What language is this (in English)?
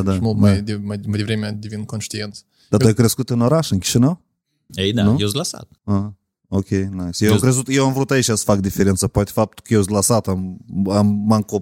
Romanian